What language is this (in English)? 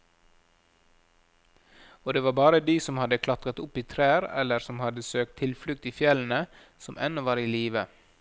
Norwegian